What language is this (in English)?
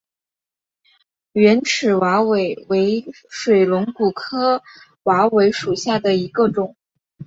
Chinese